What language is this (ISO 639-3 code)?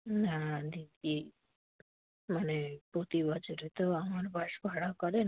ben